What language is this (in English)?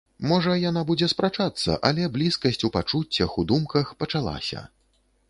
Belarusian